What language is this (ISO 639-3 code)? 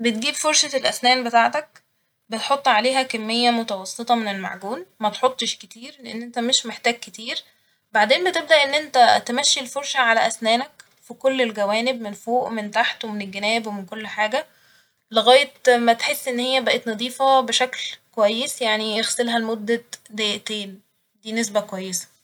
arz